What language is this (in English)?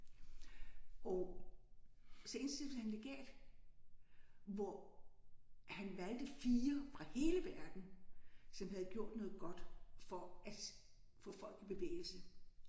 Danish